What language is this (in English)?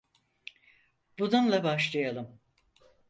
Turkish